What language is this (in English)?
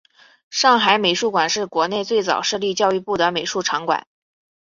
Chinese